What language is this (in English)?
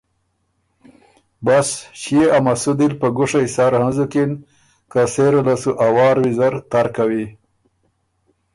Ormuri